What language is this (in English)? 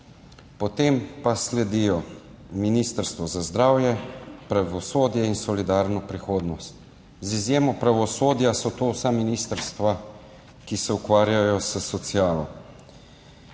Slovenian